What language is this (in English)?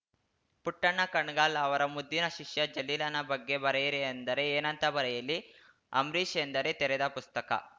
Kannada